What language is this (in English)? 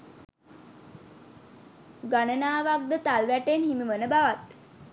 Sinhala